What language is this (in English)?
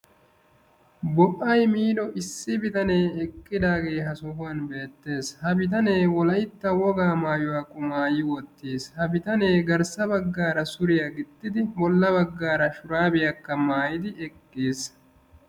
Wolaytta